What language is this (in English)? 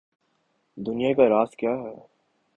Urdu